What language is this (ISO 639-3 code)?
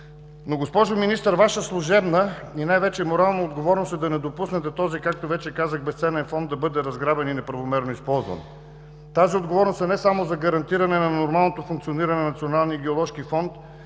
bul